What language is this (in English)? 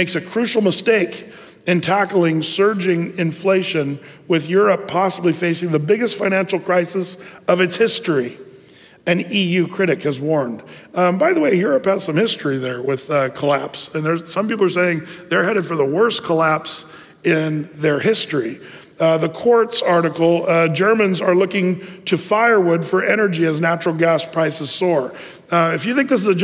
English